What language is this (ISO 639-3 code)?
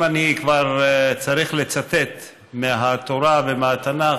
heb